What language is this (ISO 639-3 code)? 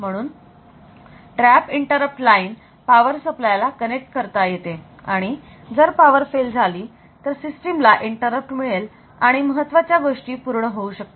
mar